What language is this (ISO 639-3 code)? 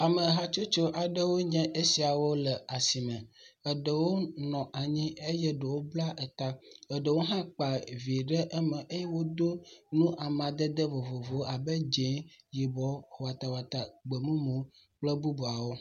ewe